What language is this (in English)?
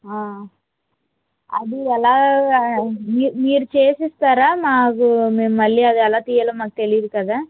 Telugu